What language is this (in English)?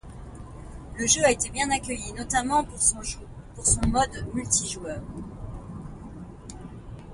French